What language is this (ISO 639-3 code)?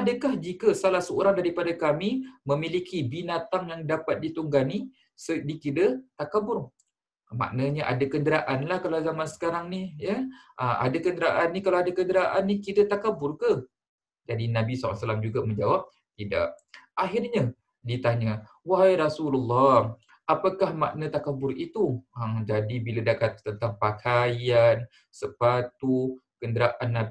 msa